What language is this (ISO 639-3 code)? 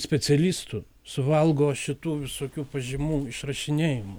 lit